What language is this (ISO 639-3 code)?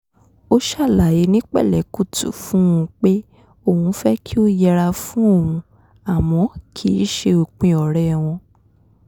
yor